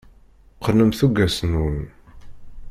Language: Kabyle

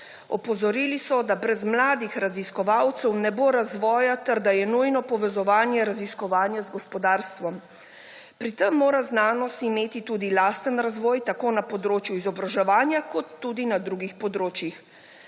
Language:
Slovenian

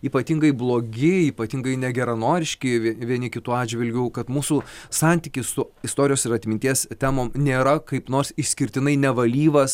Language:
Lithuanian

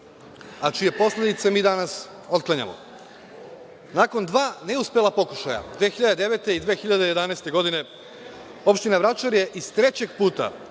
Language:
Serbian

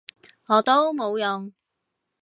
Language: Cantonese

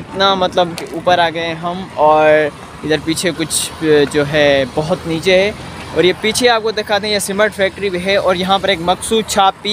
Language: Hindi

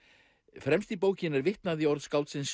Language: Icelandic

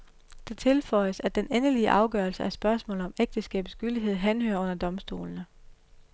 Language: Danish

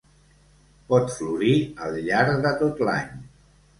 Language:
Catalan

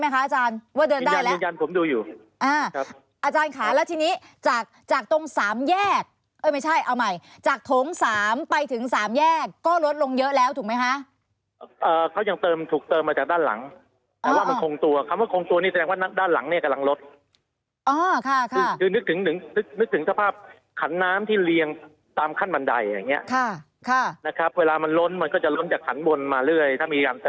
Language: Thai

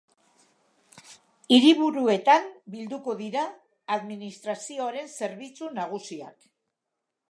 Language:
Basque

